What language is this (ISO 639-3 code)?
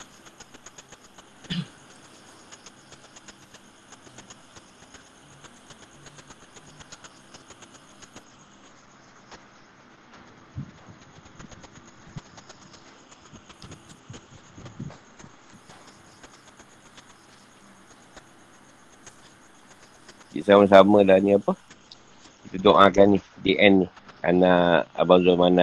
msa